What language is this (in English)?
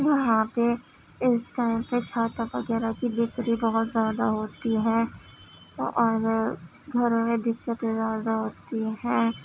Urdu